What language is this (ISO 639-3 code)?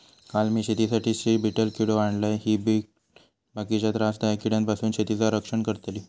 mar